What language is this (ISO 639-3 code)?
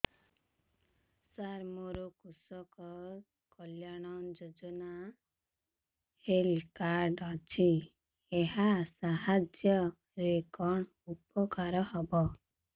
ori